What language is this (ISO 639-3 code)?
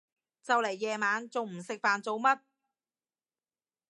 yue